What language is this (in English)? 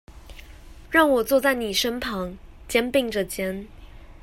Chinese